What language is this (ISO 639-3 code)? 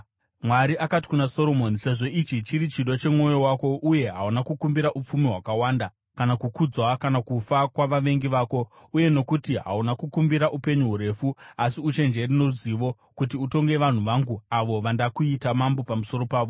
sna